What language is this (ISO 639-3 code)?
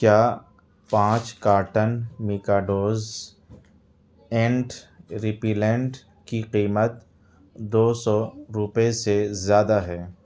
urd